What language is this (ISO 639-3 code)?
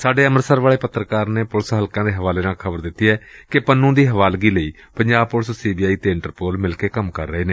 pan